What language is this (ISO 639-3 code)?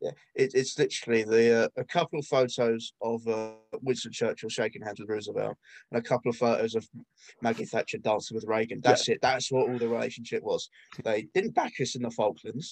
eng